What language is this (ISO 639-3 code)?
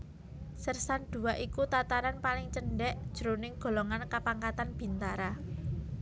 jav